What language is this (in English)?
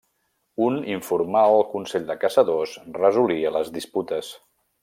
Catalan